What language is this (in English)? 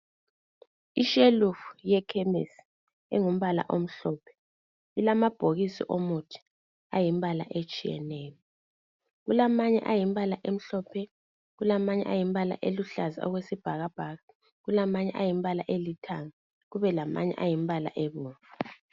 North Ndebele